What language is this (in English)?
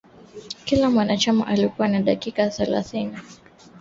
Swahili